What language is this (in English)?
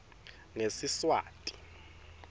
Swati